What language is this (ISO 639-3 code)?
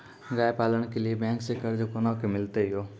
mai